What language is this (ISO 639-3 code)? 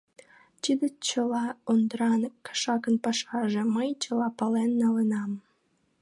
chm